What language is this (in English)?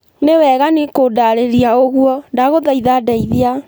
Kikuyu